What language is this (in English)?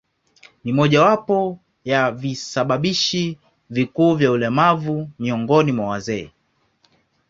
Swahili